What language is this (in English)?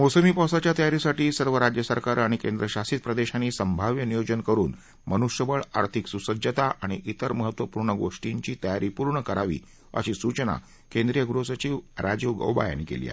Marathi